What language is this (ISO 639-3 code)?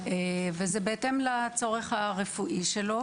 heb